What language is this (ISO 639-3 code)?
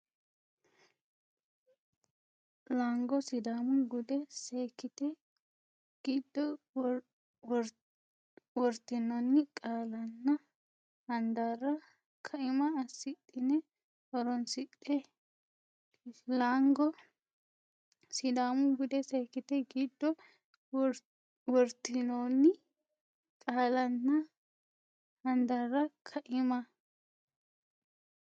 sid